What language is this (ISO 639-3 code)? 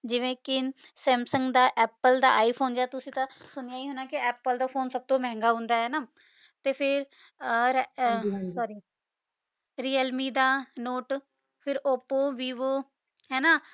pan